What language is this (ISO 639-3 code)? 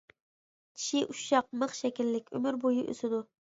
uig